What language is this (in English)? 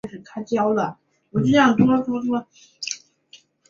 Chinese